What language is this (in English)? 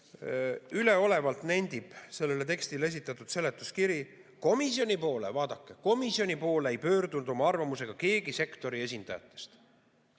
Estonian